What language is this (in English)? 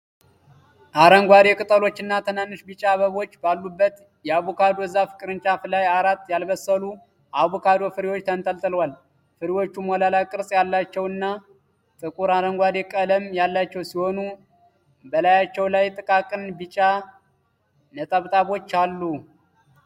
Amharic